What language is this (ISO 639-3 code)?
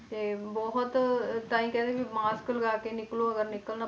pan